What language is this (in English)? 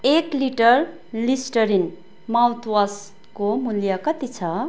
Nepali